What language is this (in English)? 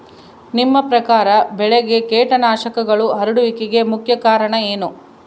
Kannada